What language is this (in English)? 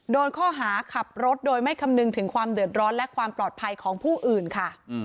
Thai